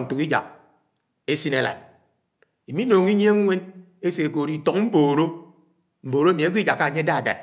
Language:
Anaang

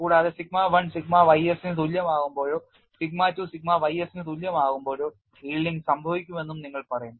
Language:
Malayalam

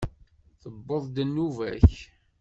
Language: Kabyle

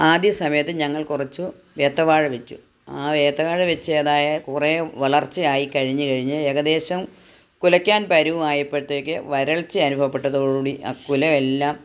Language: Malayalam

